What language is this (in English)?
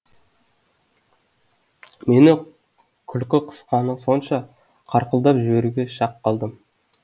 Kazakh